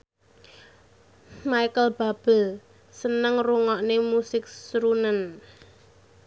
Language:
Javanese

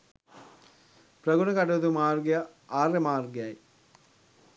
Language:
Sinhala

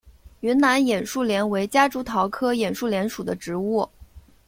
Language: Chinese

